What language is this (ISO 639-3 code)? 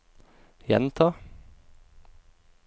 nor